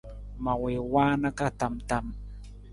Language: Nawdm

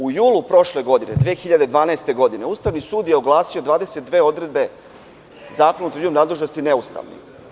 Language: Serbian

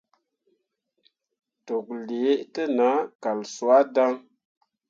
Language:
Mundang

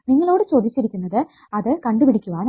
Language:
Malayalam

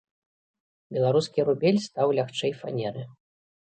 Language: Belarusian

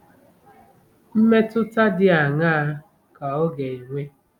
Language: Igbo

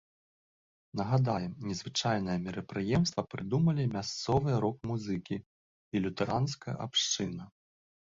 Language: Belarusian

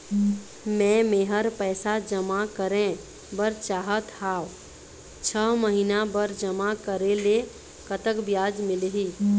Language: Chhattisgarhi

